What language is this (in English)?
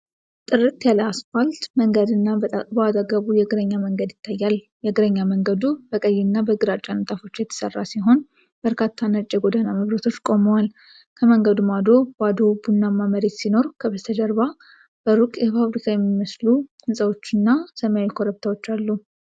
Amharic